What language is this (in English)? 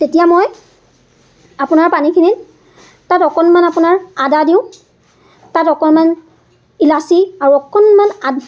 Assamese